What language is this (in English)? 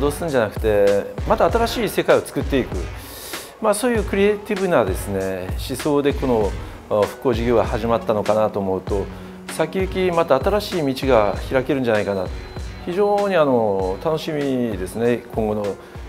Japanese